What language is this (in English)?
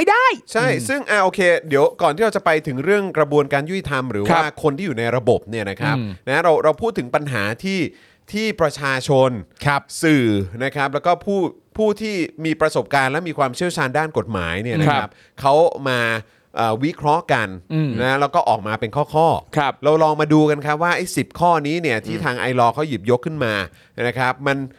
Thai